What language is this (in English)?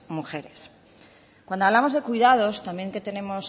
Spanish